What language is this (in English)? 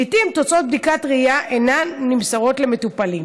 Hebrew